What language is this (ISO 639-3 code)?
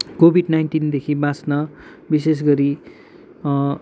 nep